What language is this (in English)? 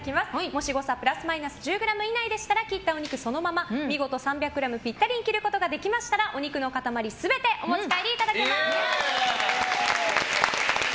Japanese